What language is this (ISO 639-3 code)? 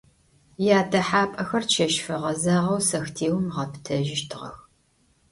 ady